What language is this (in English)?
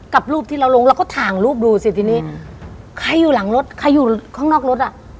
Thai